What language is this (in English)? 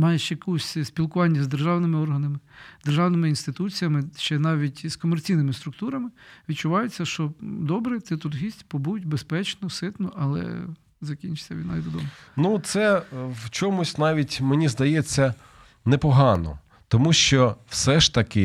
Ukrainian